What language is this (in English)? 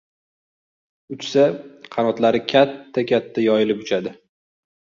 Uzbek